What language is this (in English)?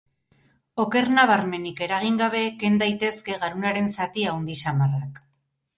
Basque